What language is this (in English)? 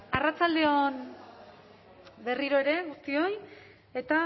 Basque